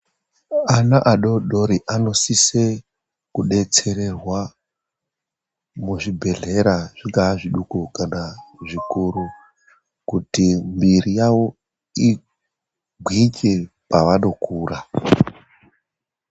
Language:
Ndau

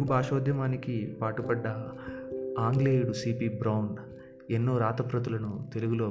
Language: Telugu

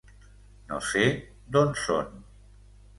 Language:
Catalan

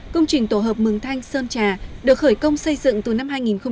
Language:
Vietnamese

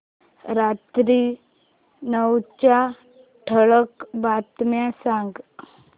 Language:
Marathi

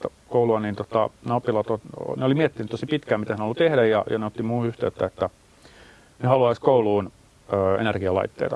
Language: Finnish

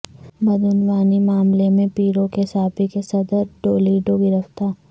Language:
Urdu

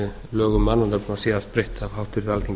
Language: Icelandic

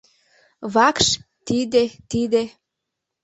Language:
Mari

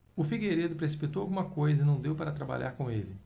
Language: Portuguese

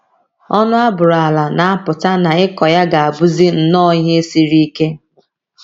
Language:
Igbo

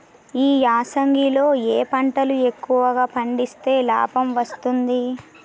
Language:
Telugu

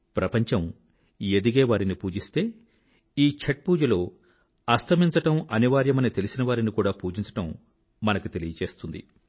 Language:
Telugu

